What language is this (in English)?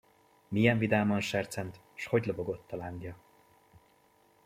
Hungarian